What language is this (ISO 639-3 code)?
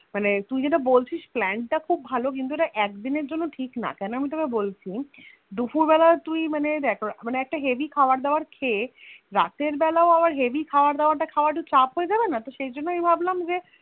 ben